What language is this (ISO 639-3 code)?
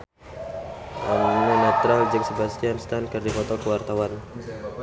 sun